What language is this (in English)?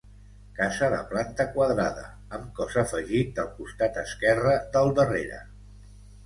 Catalan